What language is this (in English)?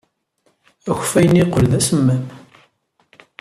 Kabyle